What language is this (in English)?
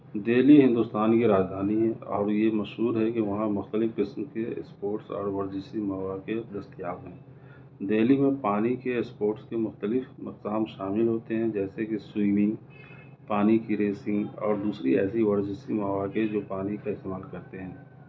Urdu